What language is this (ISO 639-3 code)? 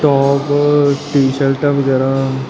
pan